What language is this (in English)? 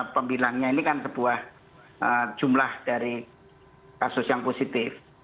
Indonesian